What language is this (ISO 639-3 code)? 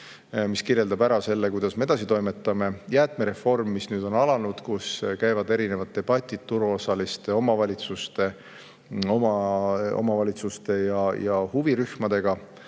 est